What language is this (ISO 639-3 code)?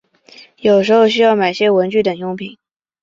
zho